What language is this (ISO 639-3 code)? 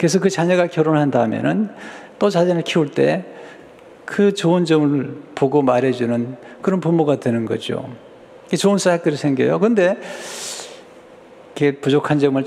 kor